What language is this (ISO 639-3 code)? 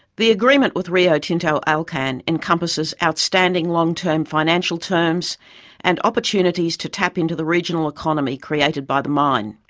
eng